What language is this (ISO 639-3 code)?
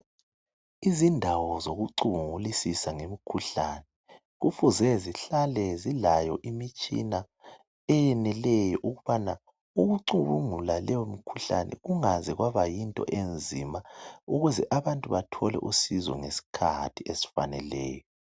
nde